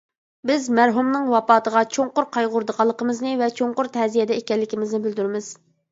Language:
Uyghur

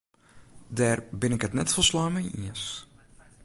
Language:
Western Frisian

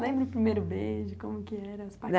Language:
Portuguese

